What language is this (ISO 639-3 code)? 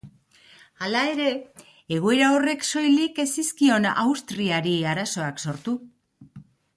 eus